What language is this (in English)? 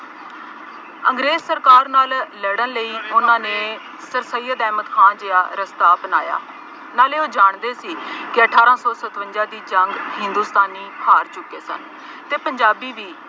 Punjabi